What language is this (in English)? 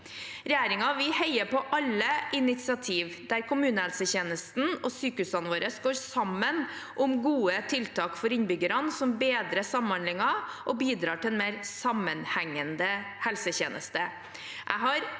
Norwegian